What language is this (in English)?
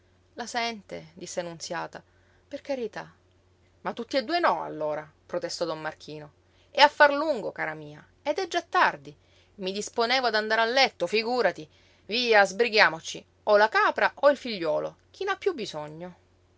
Italian